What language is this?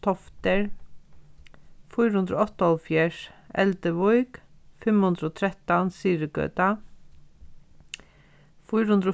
Faroese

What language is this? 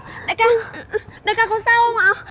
Vietnamese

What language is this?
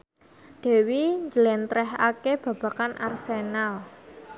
Javanese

